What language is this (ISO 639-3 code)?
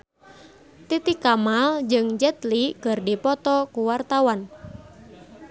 sun